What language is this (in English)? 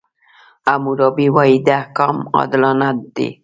Pashto